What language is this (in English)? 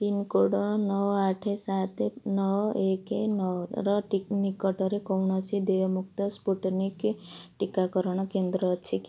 Odia